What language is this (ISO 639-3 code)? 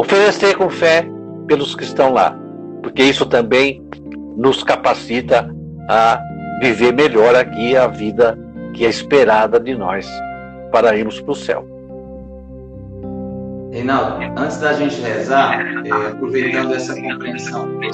por